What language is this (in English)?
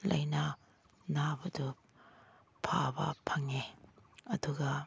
Manipuri